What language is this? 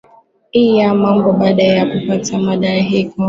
Swahili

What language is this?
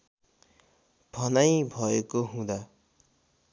Nepali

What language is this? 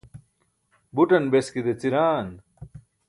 Burushaski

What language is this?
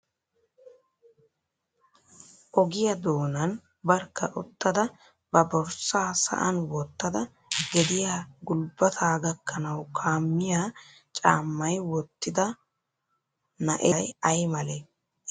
Wolaytta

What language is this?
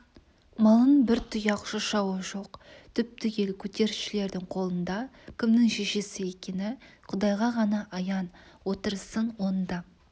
Kazakh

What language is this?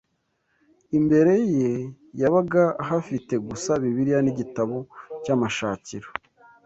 Kinyarwanda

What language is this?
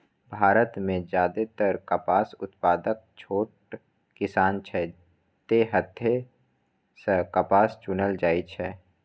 Maithili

